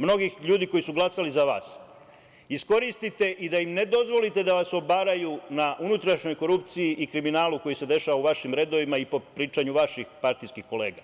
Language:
Serbian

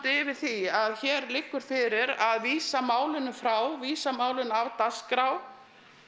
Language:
Icelandic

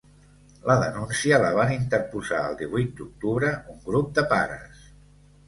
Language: Catalan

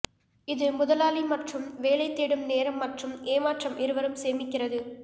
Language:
Tamil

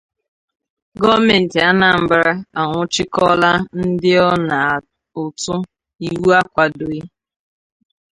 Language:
Igbo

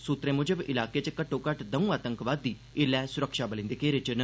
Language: Dogri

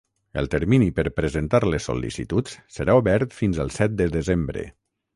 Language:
Catalan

